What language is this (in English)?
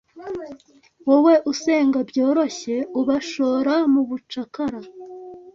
Kinyarwanda